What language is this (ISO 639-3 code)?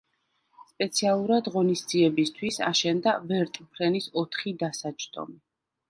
kat